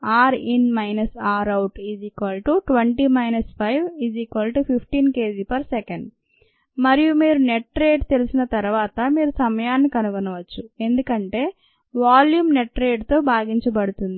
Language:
Telugu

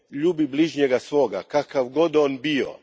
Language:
Croatian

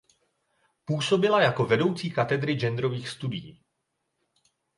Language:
Czech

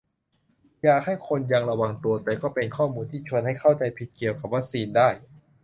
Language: Thai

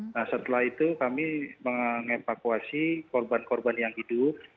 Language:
Indonesian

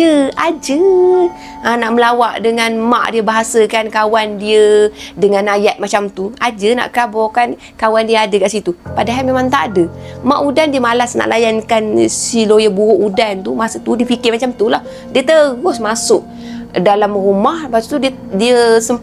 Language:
Malay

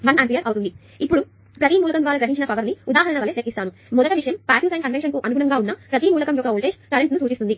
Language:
Telugu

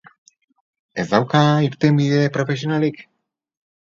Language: Basque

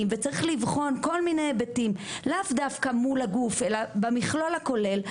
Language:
Hebrew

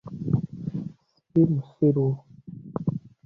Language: Ganda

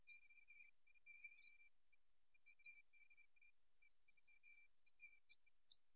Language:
Tamil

